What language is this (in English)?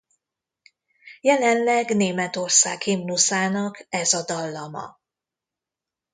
Hungarian